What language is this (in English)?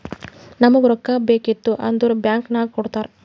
Kannada